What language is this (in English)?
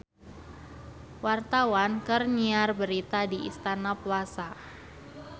Sundanese